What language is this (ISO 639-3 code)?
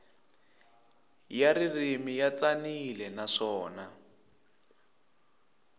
tso